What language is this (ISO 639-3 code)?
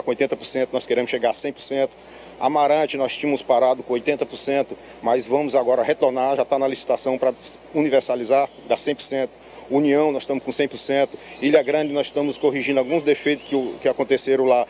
por